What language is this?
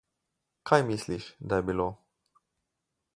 Slovenian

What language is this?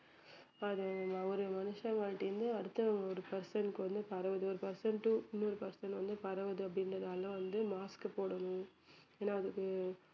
Tamil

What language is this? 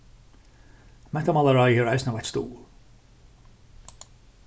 Faroese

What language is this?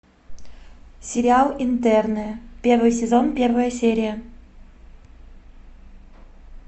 Russian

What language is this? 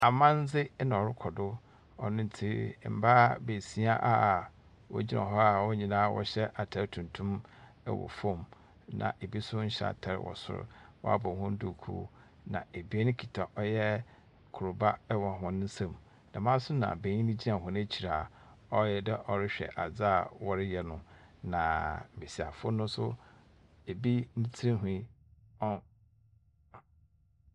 Akan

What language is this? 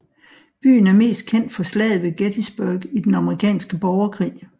Danish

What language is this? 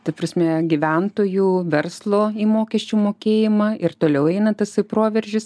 Lithuanian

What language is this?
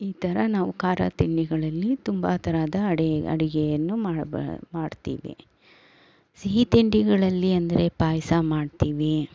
Kannada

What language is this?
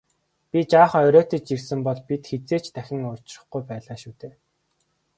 Mongolian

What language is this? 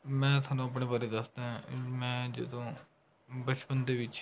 Punjabi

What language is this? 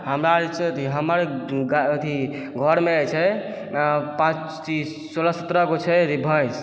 Maithili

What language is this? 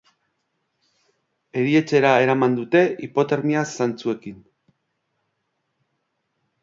Basque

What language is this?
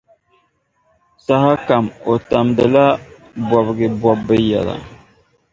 Dagbani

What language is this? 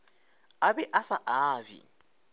Northern Sotho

